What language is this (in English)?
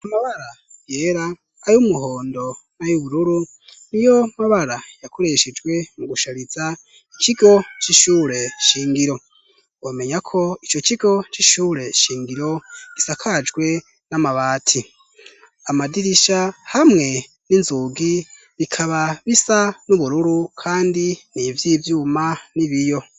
Rundi